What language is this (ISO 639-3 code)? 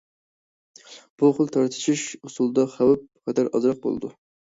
uig